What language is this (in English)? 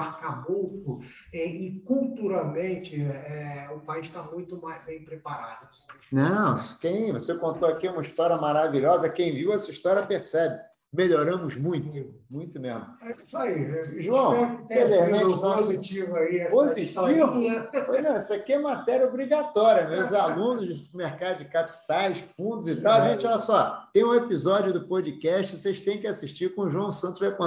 Portuguese